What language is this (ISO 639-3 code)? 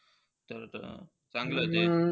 mar